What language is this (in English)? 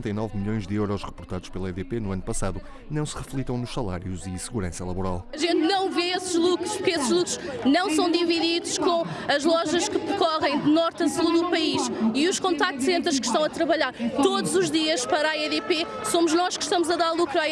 Portuguese